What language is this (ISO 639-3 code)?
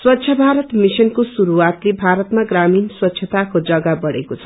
nep